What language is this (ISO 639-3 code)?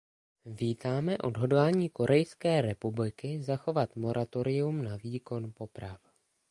ces